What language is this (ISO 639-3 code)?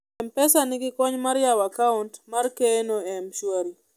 luo